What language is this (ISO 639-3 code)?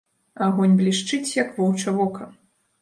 bel